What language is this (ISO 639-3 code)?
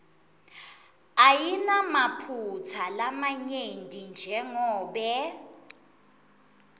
ssw